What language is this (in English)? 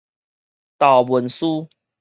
Min Nan Chinese